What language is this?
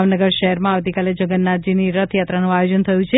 Gujarati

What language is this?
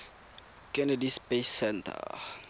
Tswana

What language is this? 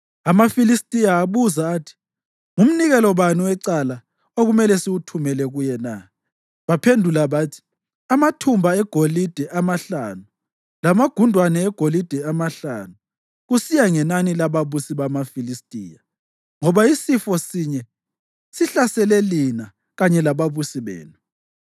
North Ndebele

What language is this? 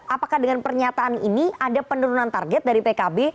Indonesian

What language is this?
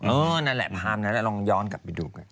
Thai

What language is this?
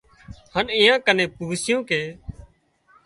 Wadiyara Koli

